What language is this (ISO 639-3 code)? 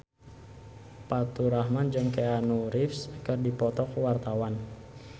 sun